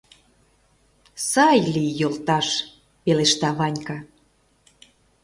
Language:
Mari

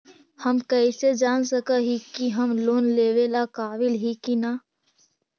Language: Magahi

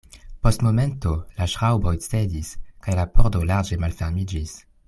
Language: Esperanto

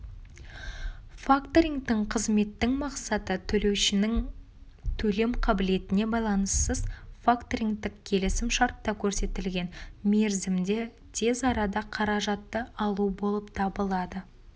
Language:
Kazakh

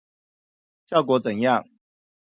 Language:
Chinese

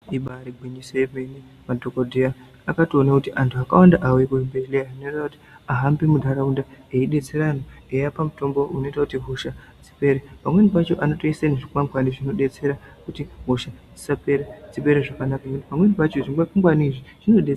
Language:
Ndau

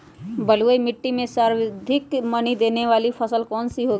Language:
Magahi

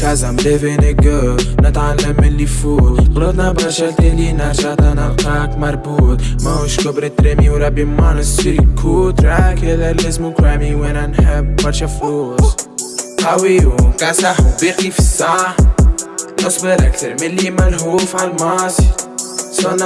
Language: French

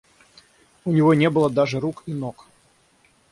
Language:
Russian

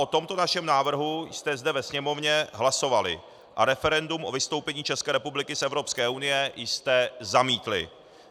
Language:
Czech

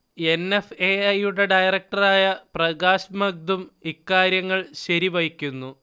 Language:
Malayalam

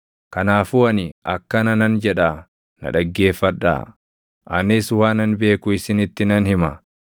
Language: Oromo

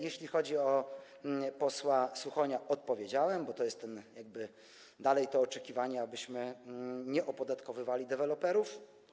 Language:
Polish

